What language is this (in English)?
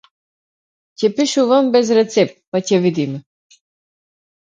Macedonian